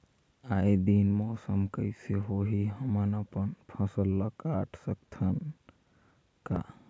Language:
Chhattisgarhi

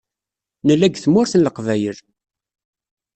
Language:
Kabyle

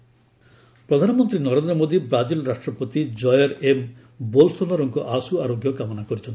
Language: Odia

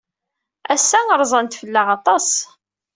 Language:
Kabyle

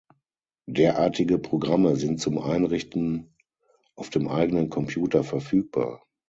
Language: German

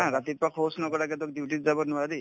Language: Assamese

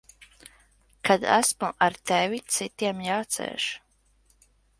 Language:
Latvian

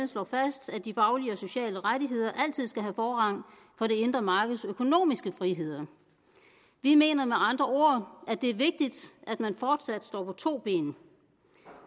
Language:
Danish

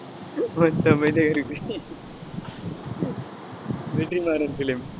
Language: Tamil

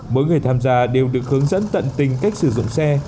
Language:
Vietnamese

